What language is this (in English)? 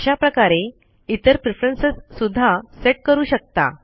Marathi